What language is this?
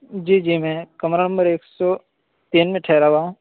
Urdu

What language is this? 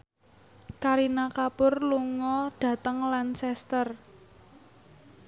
Javanese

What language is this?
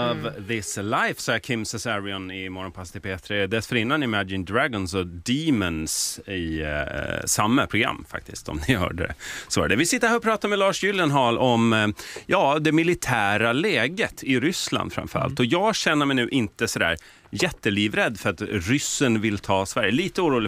Swedish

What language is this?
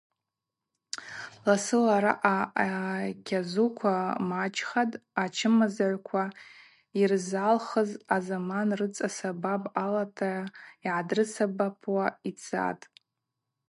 Abaza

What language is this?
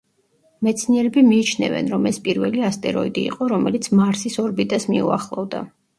Georgian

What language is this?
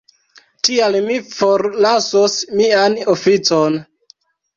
Esperanto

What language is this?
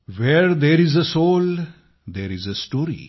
Marathi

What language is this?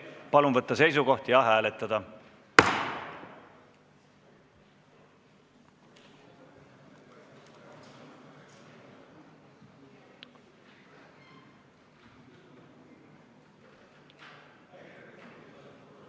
Estonian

